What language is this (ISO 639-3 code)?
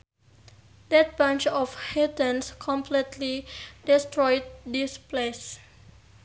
sun